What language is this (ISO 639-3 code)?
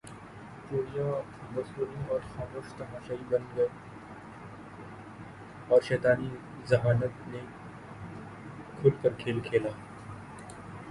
urd